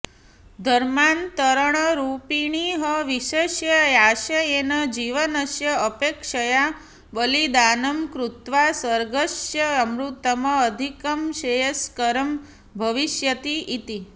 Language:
Sanskrit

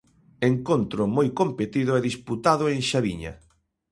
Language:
Galician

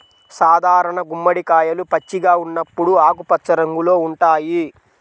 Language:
Telugu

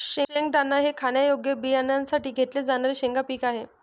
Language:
Marathi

